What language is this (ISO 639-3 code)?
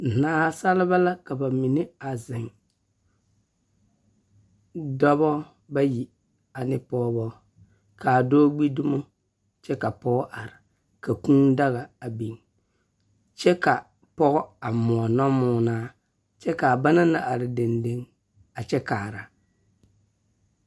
dga